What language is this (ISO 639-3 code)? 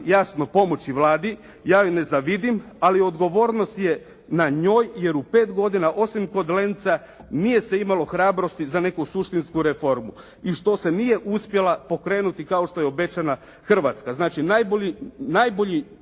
hrv